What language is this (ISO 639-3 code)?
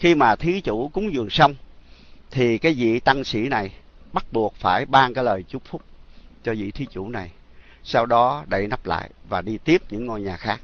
vie